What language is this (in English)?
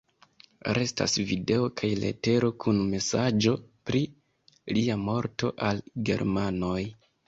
Esperanto